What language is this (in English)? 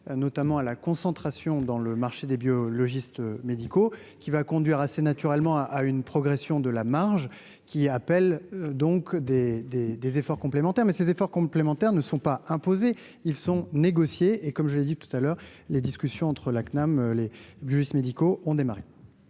French